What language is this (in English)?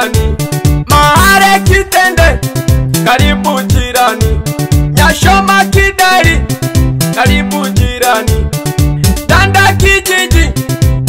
Arabic